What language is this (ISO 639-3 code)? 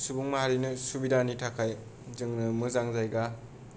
brx